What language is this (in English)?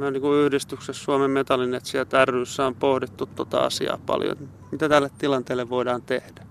Finnish